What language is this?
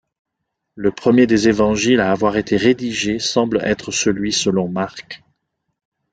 French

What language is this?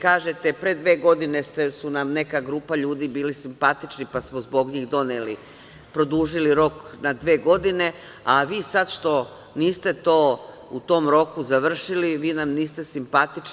Serbian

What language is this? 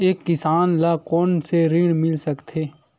Chhattisgarhi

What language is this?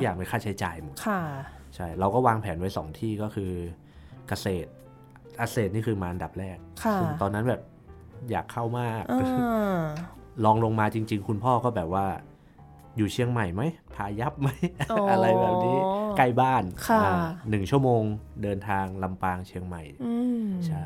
Thai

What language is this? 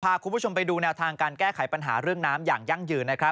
Thai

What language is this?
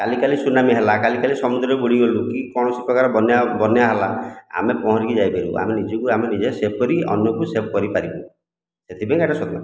Odia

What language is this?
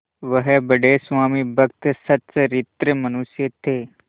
Hindi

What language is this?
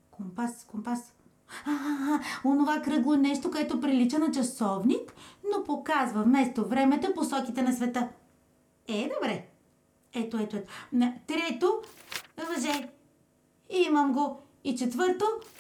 Bulgarian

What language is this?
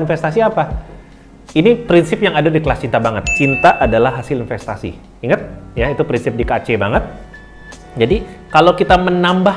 Indonesian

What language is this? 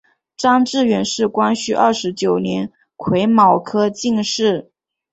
Chinese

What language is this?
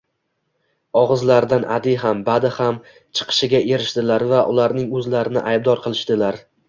Uzbek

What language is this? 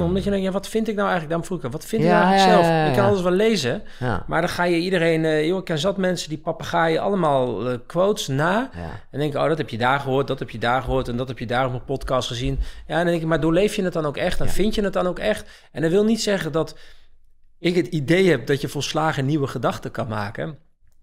Dutch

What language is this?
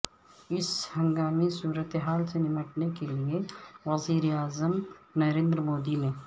Urdu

